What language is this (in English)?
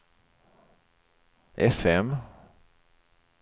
Swedish